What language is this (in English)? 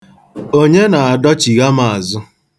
Igbo